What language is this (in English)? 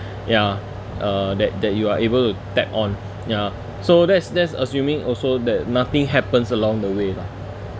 English